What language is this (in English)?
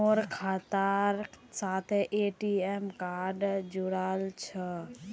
Magahi